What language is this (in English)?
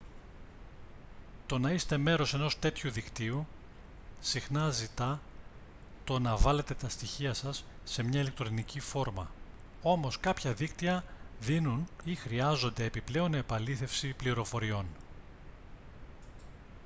Greek